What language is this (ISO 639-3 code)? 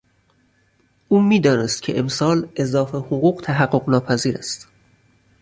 fas